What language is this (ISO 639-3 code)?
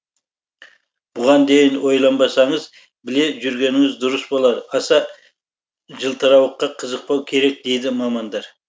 kaz